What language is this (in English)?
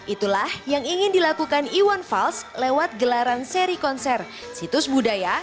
Indonesian